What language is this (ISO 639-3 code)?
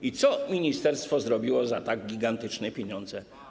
pol